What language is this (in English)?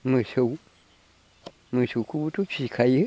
Bodo